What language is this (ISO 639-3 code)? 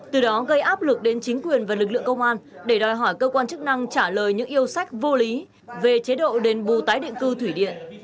vie